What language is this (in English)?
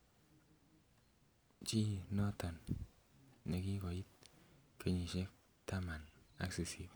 Kalenjin